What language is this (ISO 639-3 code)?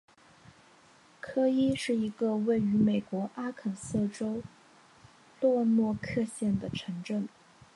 zho